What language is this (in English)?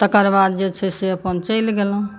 Maithili